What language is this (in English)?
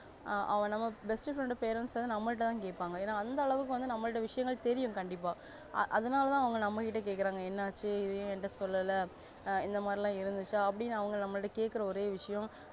Tamil